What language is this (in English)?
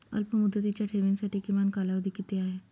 Marathi